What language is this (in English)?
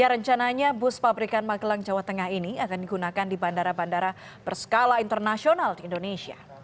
Indonesian